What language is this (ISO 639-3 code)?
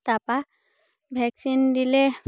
asm